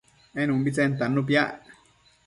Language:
Matsés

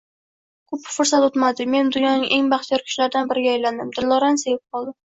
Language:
Uzbek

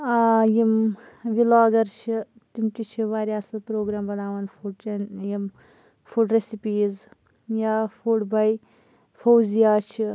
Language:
Kashmiri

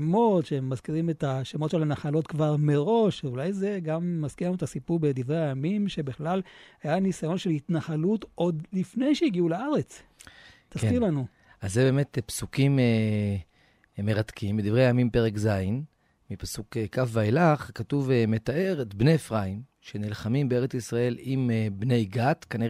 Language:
Hebrew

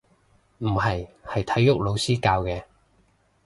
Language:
Cantonese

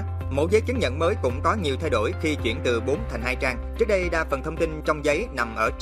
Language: Vietnamese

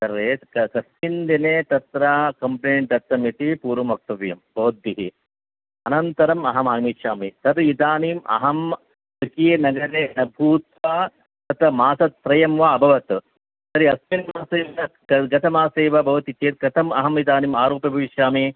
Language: Sanskrit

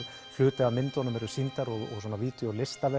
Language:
Icelandic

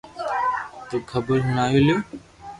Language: Loarki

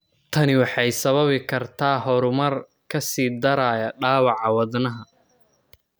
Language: Somali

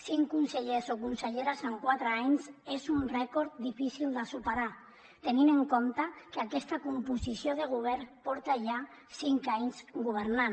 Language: Catalan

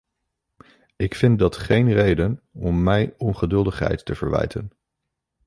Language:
Dutch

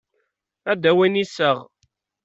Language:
Kabyle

